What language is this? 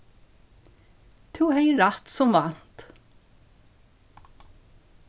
Faroese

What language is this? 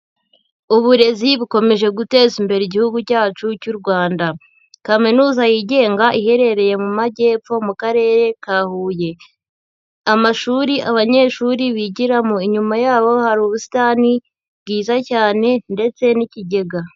Kinyarwanda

